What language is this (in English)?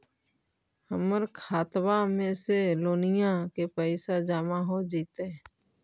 Magahi